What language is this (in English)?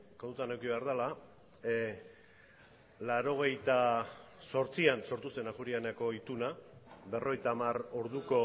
Basque